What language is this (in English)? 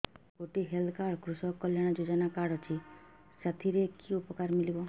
Odia